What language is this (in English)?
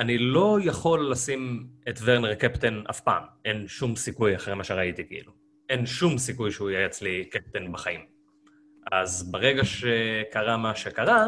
Hebrew